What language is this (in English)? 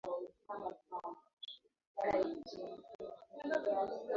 Swahili